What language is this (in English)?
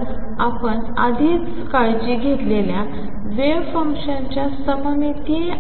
Marathi